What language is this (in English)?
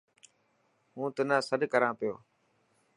Dhatki